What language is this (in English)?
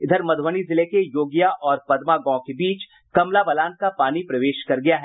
Hindi